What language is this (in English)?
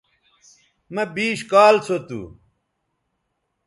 Bateri